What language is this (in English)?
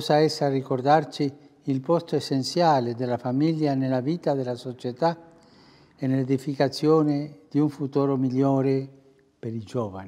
Italian